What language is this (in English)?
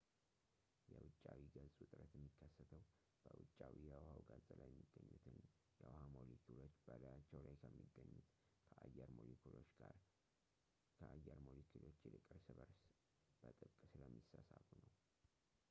Amharic